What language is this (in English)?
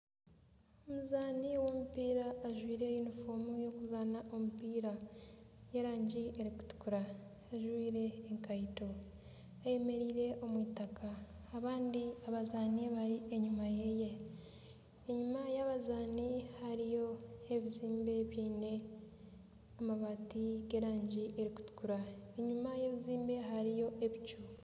Nyankole